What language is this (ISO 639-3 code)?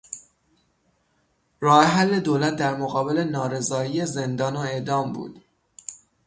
fas